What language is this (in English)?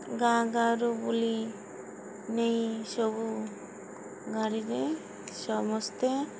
Odia